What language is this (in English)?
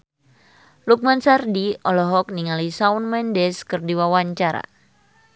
Sundanese